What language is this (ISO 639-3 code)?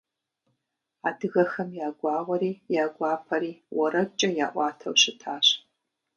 kbd